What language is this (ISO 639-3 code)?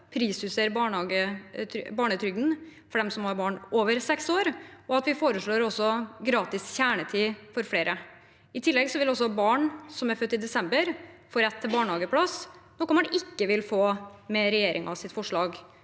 nor